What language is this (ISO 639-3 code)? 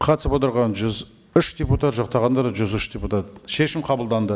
kaz